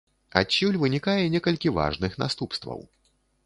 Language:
Belarusian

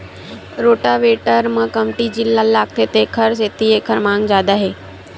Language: Chhattisgarhi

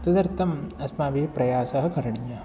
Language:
Sanskrit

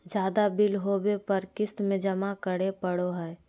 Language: Magahi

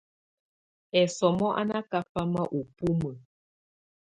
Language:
Tunen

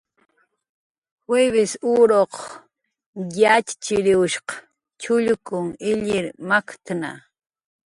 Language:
Jaqaru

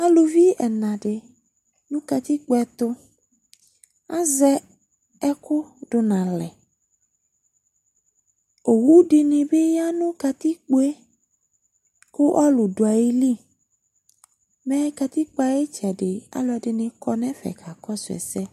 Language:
Ikposo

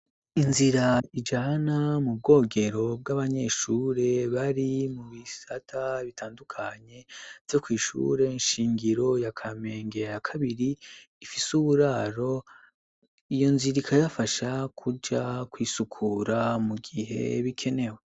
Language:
Rundi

